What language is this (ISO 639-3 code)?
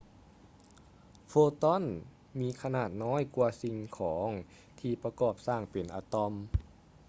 lao